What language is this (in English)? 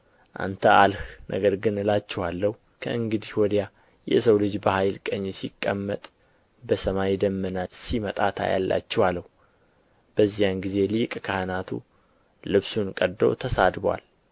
Amharic